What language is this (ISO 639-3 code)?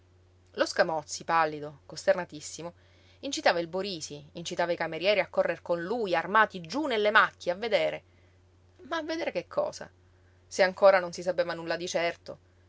ita